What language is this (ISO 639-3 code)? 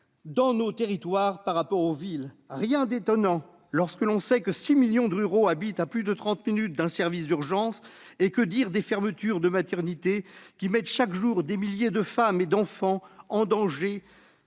fra